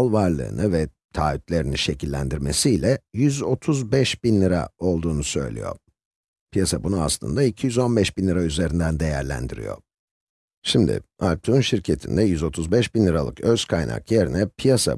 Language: Turkish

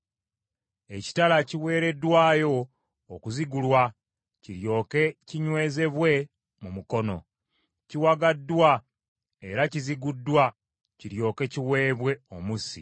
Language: Ganda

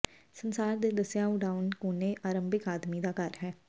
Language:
Punjabi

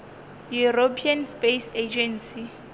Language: Northern Sotho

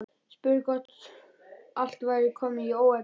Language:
Icelandic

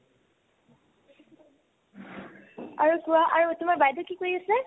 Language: Assamese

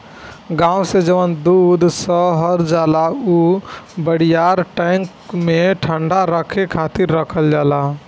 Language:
Bhojpuri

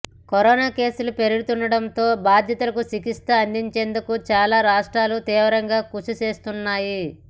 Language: Telugu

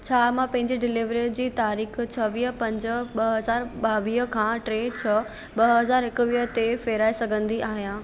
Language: Sindhi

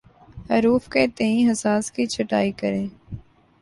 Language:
Urdu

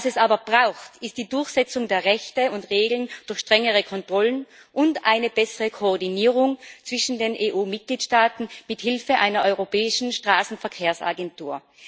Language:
German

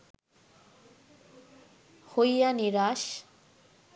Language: Bangla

